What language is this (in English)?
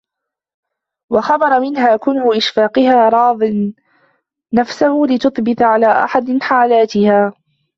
Arabic